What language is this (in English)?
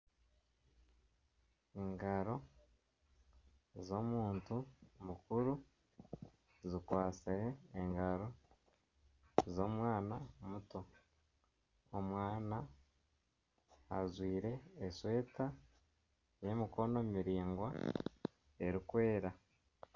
Nyankole